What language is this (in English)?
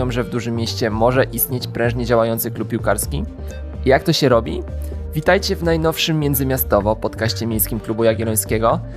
Polish